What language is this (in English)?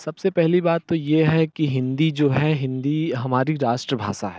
Hindi